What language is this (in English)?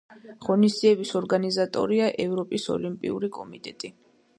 Georgian